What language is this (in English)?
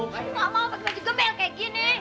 Indonesian